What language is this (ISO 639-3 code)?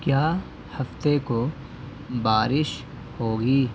urd